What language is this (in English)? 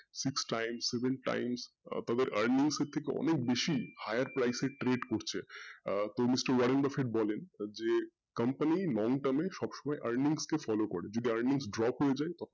Bangla